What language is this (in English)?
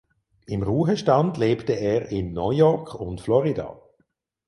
German